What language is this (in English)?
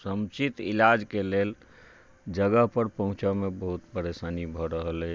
Maithili